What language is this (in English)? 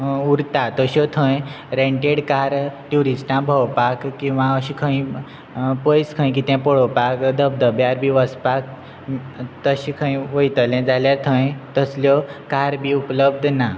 Konkani